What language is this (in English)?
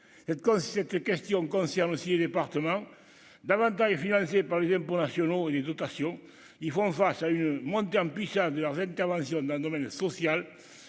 French